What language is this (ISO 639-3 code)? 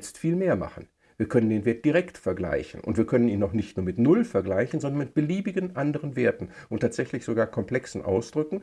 deu